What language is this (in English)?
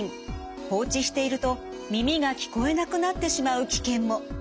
Japanese